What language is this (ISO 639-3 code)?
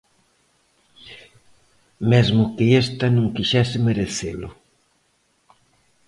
glg